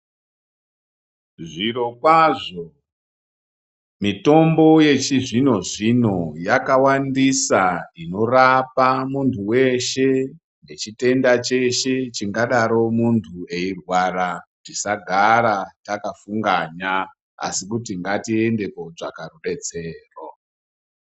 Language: Ndau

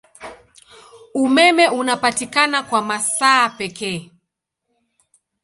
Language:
Swahili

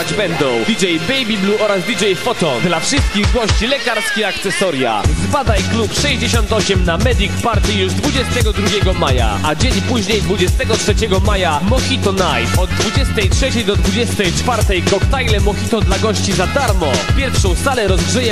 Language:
Polish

